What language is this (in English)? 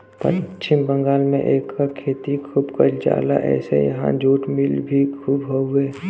Bhojpuri